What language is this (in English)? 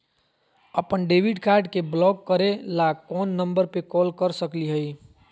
Magahi